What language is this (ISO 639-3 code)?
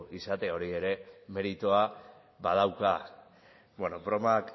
eus